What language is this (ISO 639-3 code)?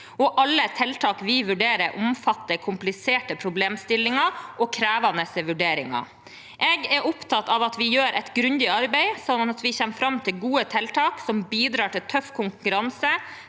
nor